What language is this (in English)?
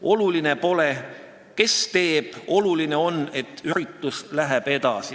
Estonian